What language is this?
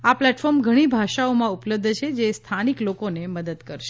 Gujarati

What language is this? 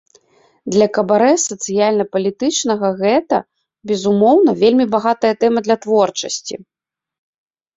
Belarusian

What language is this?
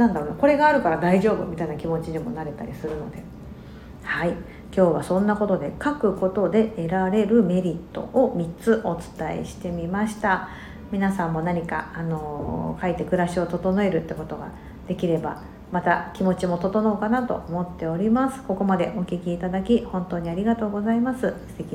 Japanese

